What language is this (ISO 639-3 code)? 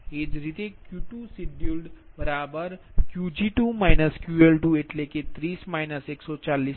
guj